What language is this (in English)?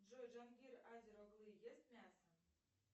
Russian